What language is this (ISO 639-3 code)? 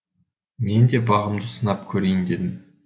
kaz